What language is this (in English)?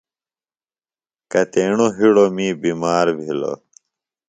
Phalura